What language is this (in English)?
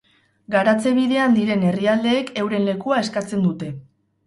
Basque